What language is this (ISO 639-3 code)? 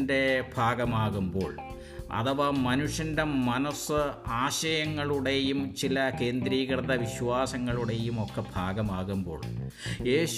mal